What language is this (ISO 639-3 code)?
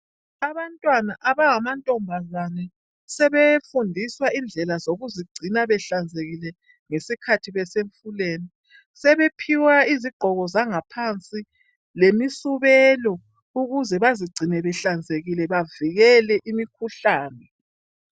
nde